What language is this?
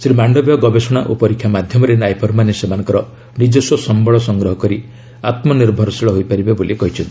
Odia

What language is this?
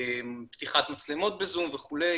Hebrew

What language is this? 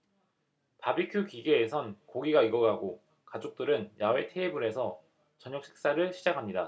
Korean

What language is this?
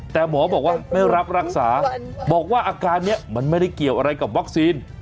Thai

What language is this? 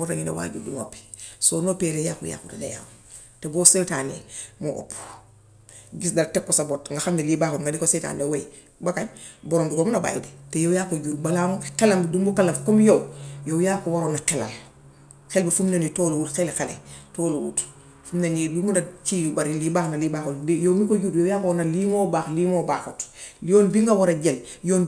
Gambian Wolof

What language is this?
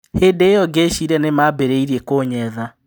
Kikuyu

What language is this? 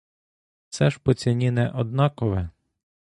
Ukrainian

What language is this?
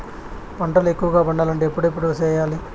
Telugu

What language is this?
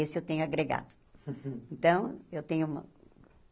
Portuguese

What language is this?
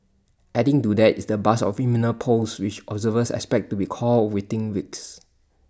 English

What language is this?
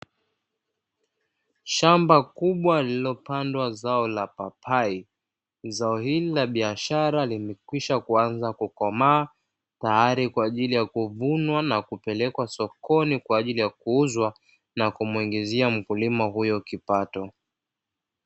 Swahili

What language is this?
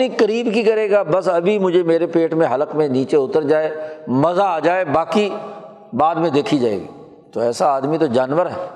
Urdu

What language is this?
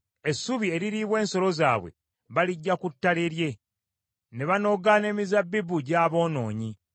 Ganda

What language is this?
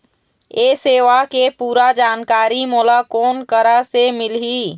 Chhattisgarhi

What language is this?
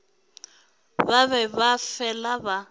Northern Sotho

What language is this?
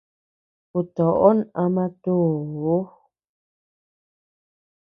Tepeuxila Cuicatec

